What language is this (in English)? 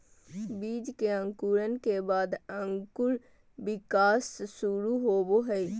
Magahi